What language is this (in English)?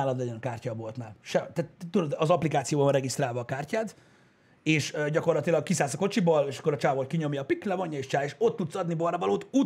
Hungarian